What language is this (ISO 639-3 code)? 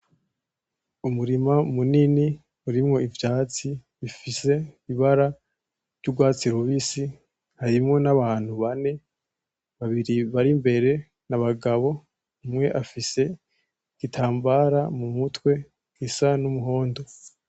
run